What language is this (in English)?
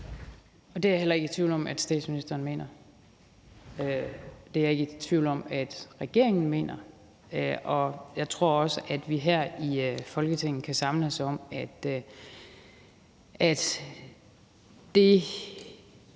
Danish